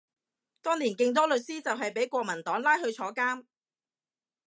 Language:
Cantonese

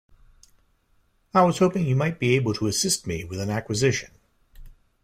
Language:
English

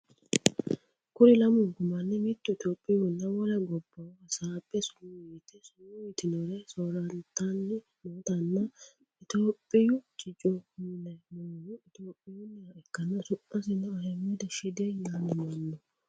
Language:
Sidamo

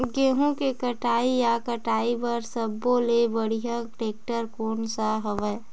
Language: Chhattisgarhi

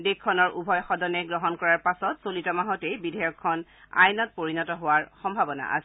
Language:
Assamese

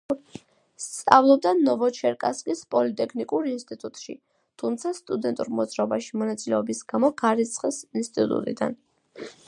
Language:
Georgian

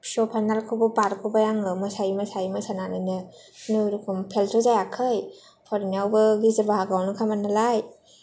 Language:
Bodo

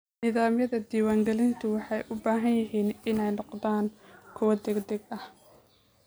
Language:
Somali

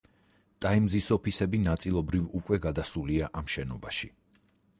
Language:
Georgian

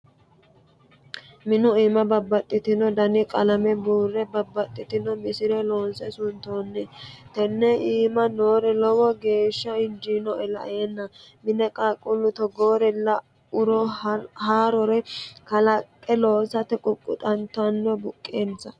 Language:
Sidamo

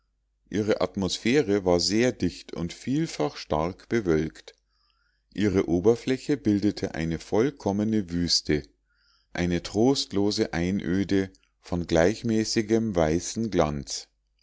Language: German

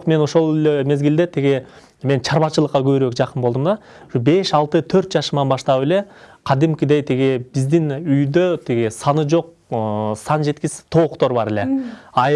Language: Turkish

